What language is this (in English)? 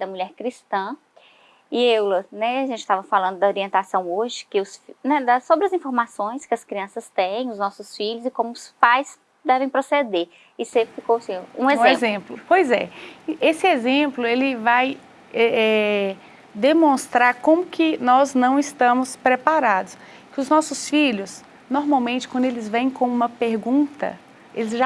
Portuguese